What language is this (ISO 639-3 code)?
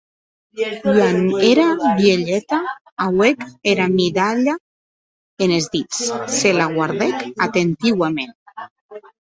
oci